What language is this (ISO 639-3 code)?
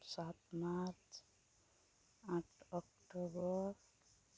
sat